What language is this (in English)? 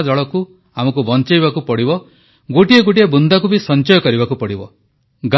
Odia